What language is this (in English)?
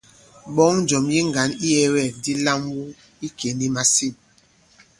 Bankon